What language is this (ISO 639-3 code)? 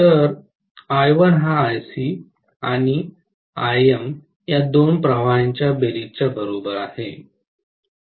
mar